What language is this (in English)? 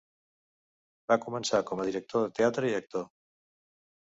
Catalan